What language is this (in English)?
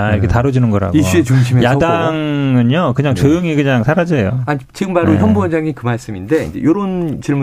Korean